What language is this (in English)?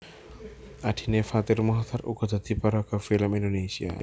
Javanese